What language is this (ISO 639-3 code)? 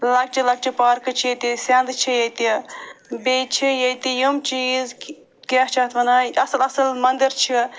kas